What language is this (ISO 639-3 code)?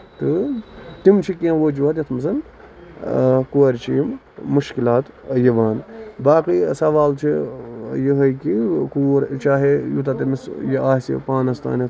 kas